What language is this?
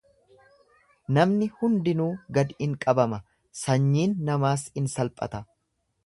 Oromo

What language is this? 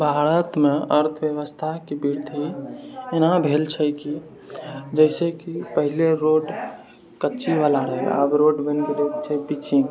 Maithili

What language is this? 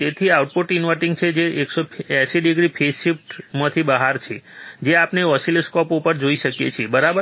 Gujarati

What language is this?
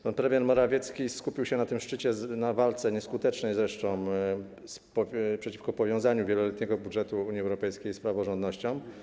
Polish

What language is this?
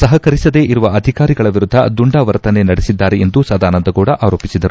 Kannada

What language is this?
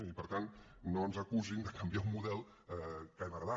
Catalan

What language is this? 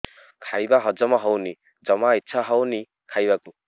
Odia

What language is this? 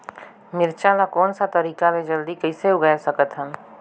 Chhattisgarhi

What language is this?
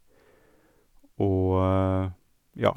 Norwegian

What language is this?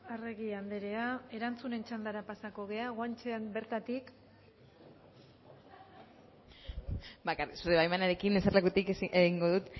Basque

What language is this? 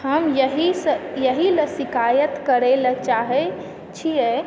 Maithili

